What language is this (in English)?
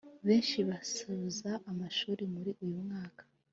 Kinyarwanda